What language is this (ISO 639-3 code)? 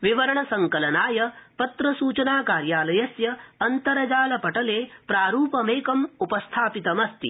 san